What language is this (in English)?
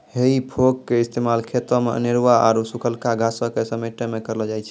Maithili